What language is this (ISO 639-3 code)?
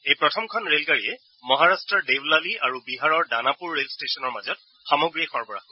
asm